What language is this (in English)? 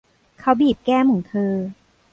Thai